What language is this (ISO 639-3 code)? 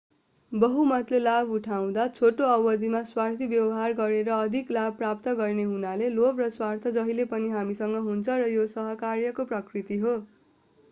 nep